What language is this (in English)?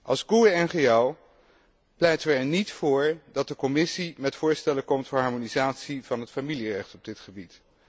Dutch